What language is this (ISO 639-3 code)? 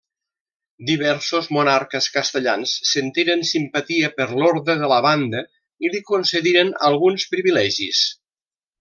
cat